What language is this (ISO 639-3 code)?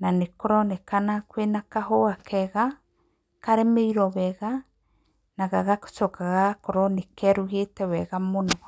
kik